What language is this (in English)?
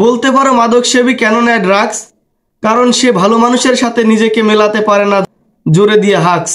Bangla